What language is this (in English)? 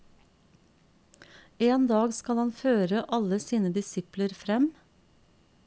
Norwegian